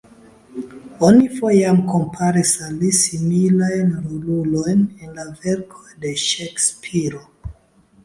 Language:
Esperanto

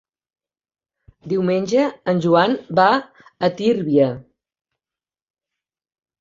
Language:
Catalan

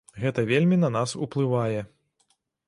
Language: Belarusian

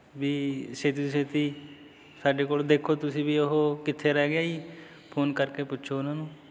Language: Punjabi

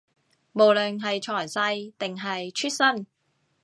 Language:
Cantonese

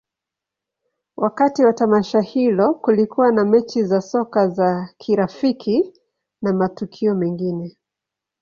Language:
Swahili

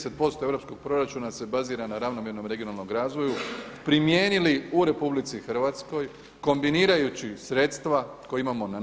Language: Croatian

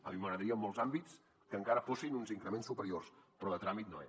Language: Catalan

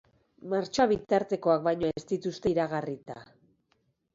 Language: Basque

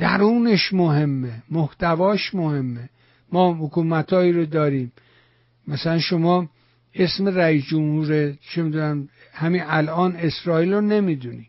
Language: Persian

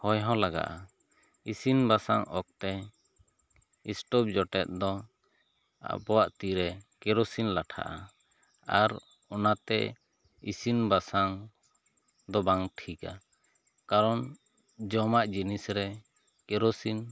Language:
Santali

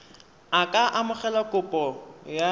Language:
Tswana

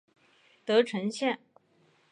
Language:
Chinese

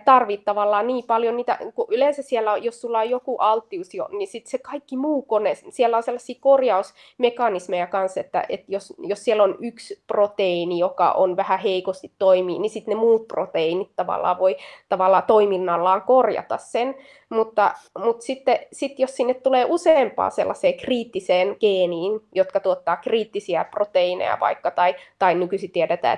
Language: Finnish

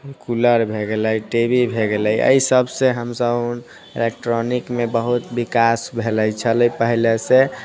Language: Maithili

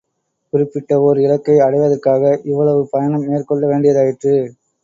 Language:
Tamil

